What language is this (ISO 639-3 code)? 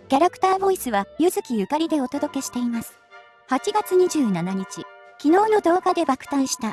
jpn